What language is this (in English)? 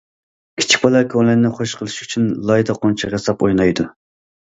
Uyghur